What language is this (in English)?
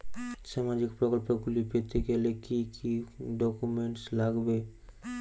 Bangla